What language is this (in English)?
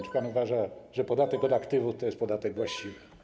Polish